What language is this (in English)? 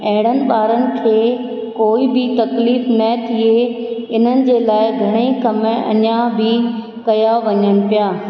Sindhi